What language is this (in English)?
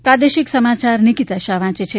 Gujarati